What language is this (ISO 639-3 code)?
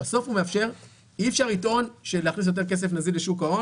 heb